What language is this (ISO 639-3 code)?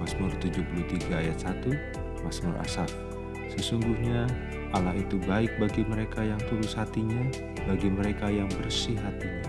ind